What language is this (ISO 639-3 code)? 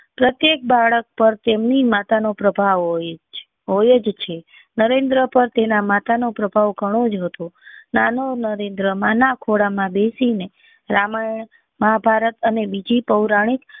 guj